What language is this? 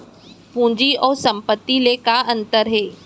Chhattisgarhi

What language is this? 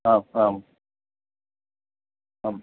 Sanskrit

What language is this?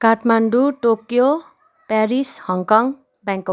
Nepali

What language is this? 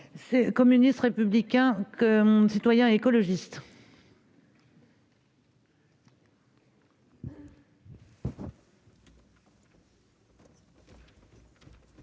French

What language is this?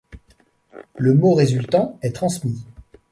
French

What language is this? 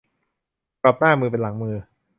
Thai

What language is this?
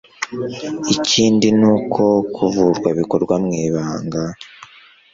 Kinyarwanda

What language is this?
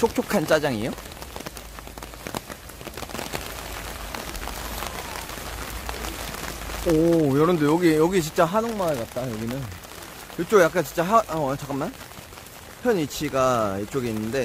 Korean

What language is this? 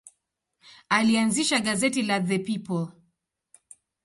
Swahili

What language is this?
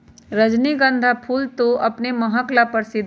Magahi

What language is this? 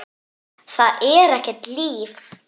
Icelandic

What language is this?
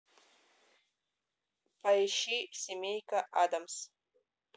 Russian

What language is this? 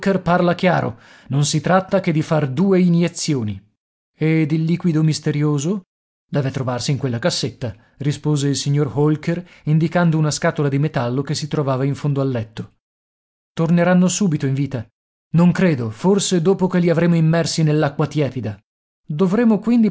Italian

